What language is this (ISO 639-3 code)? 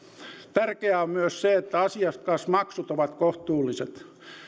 fin